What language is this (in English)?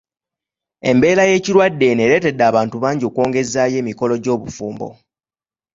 Ganda